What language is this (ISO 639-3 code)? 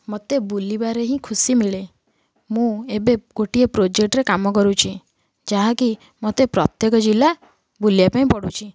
ori